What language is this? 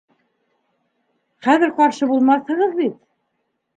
Bashkir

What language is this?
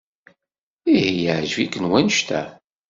Kabyle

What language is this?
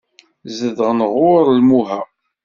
Kabyle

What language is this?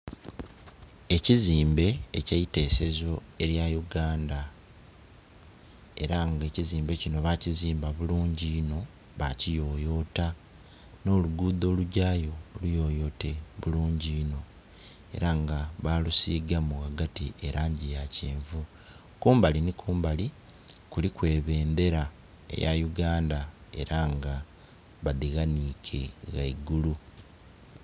Soga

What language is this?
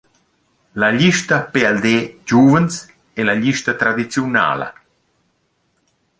Romansh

